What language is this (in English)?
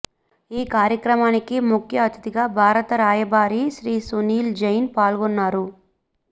Telugu